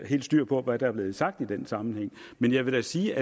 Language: Danish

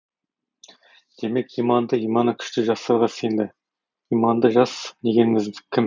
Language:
Kazakh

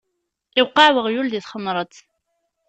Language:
Kabyle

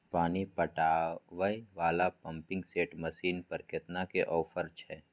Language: Maithili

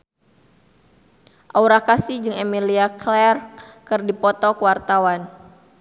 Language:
Sundanese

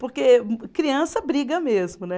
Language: Portuguese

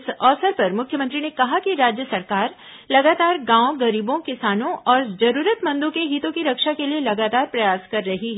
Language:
Hindi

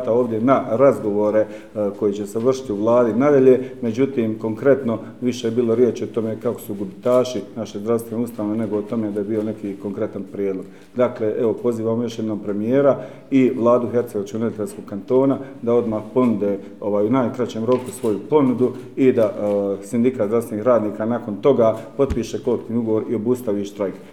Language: Croatian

